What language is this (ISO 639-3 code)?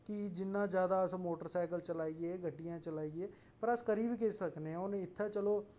doi